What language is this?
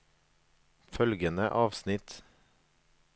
Norwegian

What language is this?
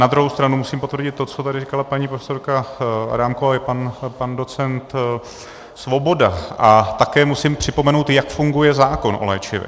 Czech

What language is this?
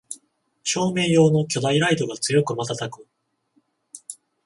Japanese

